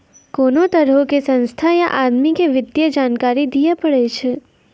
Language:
Maithili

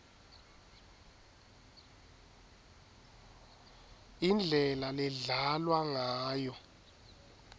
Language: Swati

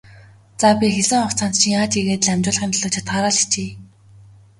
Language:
Mongolian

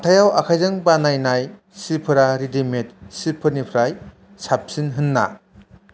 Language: Bodo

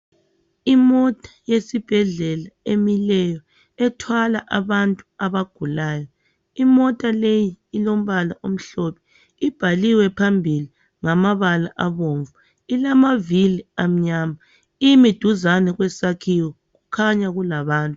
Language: North Ndebele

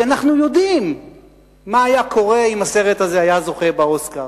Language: Hebrew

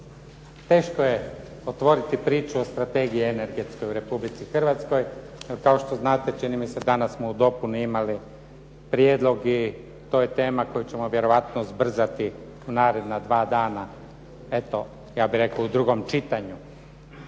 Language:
Croatian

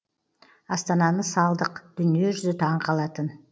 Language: Kazakh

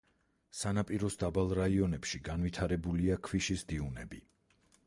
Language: Georgian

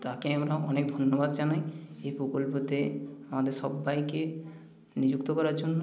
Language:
Bangla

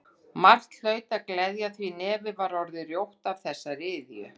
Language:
Icelandic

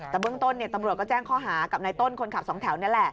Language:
Thai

